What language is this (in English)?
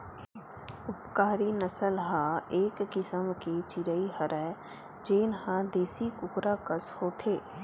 Chhattisgarhi